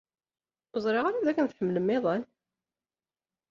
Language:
Kabyle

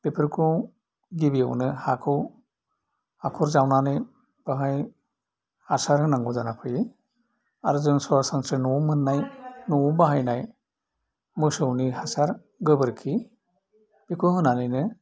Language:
Bodo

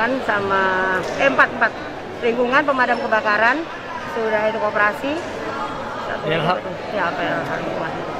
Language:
Indonesian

